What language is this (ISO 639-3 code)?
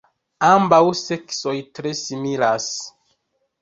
epo